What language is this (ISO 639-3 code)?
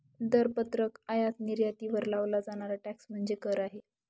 mar